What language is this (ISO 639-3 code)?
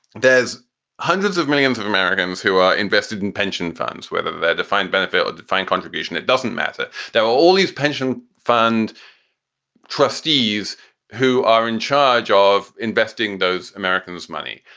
eng